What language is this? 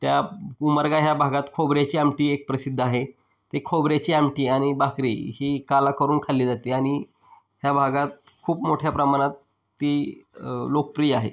Marathi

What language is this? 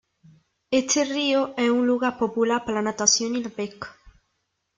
Spanish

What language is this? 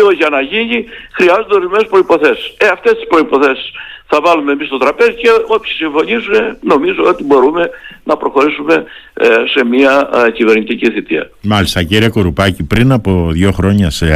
Greek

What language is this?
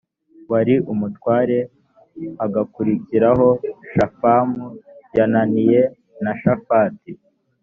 Kinyarwanda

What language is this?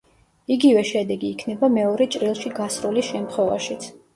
Georgian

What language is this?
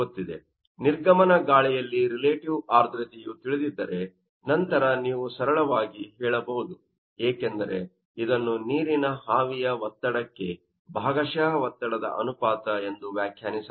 Kannada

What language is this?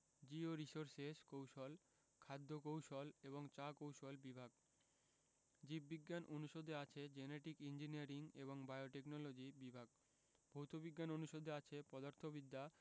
Bangla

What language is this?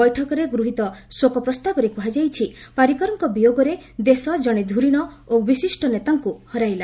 Odia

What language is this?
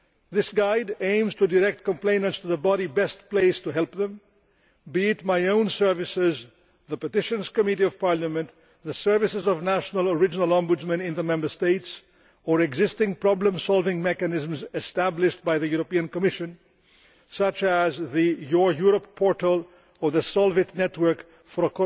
English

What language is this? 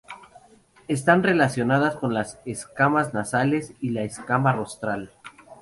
Spanish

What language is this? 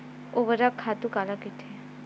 Chhattisgarhi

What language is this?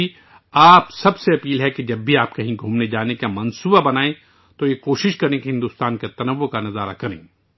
Urdu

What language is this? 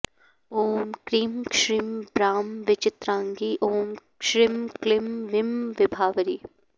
Sanskrit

